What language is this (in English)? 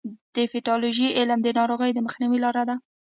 Pashto